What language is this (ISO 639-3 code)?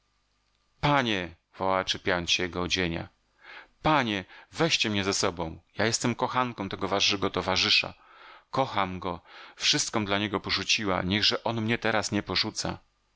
pol